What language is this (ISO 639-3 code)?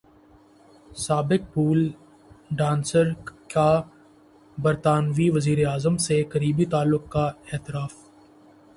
urd